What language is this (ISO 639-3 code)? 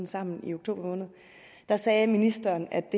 dan